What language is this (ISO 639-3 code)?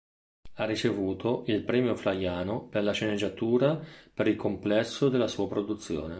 ita